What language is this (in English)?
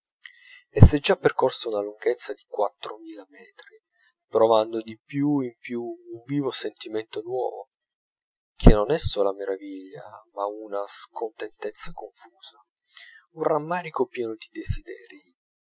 Italian